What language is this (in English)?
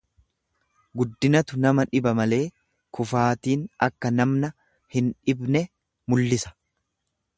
Oromo